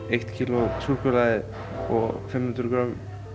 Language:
Icelandic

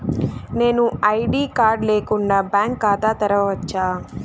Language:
Telugu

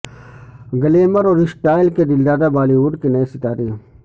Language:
Urdu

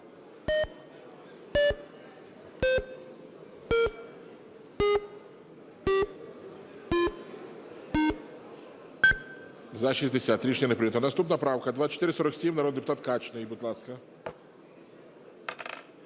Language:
Ukrainian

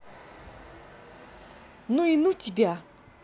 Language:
Russian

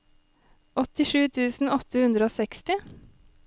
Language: Norwegian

